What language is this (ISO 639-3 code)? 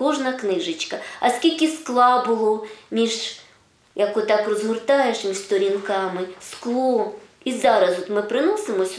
ukr